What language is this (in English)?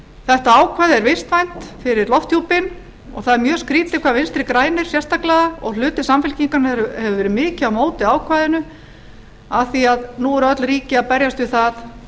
Icelandic